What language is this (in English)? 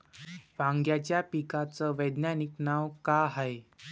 Marathi